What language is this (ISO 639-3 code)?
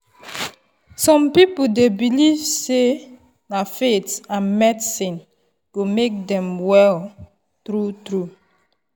pcm